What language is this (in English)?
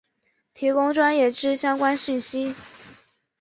Chinese